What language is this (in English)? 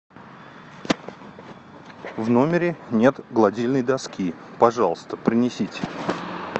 Russian